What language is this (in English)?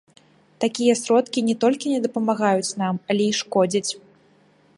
Belarusian